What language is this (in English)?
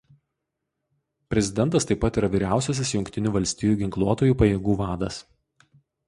Lithuanian